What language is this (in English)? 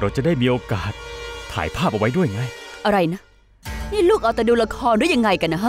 Thai